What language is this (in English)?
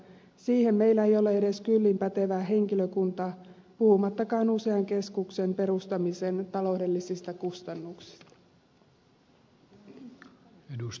Finnish